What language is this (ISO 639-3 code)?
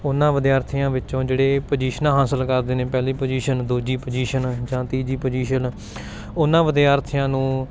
pan